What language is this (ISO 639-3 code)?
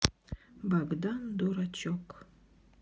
rus